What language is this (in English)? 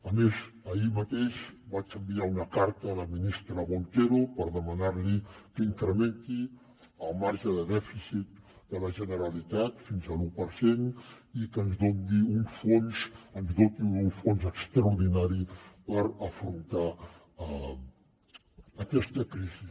Catalan